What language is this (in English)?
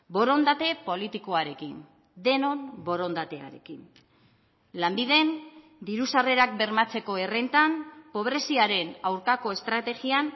Basque